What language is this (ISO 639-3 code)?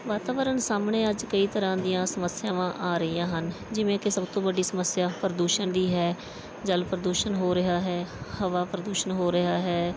pan